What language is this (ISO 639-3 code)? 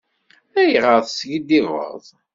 kab